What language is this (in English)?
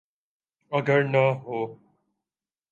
Urdu